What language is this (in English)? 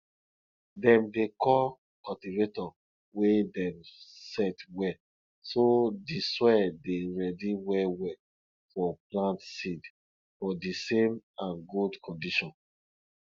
Nigerian Pidgin